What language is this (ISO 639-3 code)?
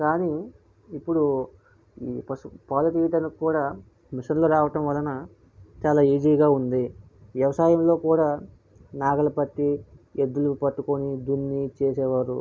tel